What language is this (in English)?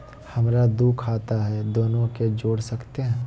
Magahi